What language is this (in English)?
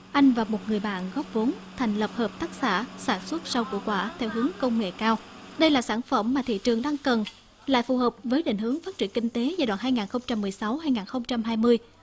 Vietnamese